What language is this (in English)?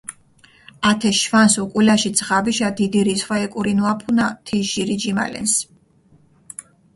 Mingrelian